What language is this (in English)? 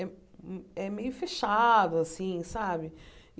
Portuguese